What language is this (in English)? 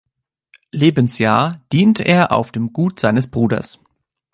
German